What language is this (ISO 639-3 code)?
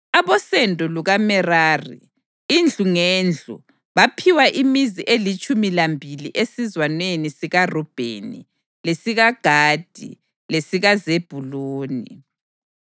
nde